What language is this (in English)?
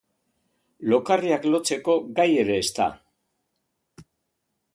Basque